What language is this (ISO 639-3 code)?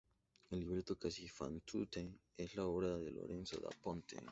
spa